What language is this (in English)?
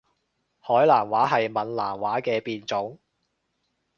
Cantonese